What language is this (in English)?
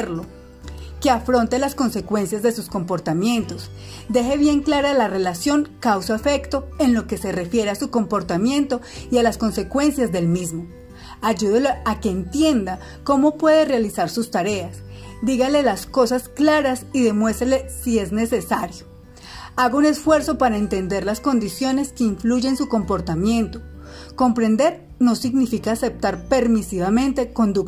Spanish